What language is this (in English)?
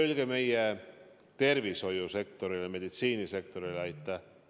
Estonian